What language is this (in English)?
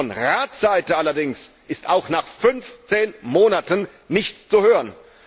German